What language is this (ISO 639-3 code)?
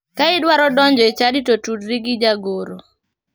luo